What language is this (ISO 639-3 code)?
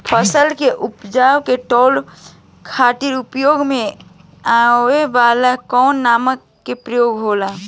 bho